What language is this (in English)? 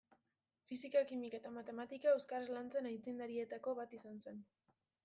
Basque